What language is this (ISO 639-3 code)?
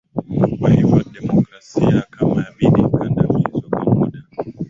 swa